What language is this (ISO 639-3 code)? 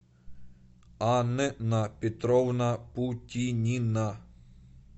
rus